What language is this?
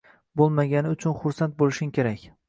Uzbek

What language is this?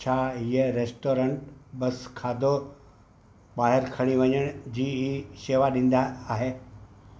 Sindhi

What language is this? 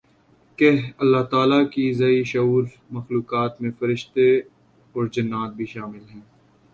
Urdu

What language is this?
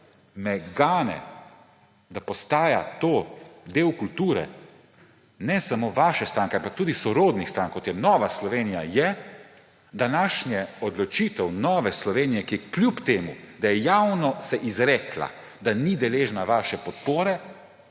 Slovenian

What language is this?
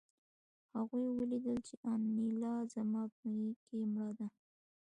Pashto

